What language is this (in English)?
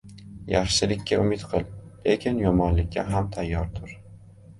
Uzbek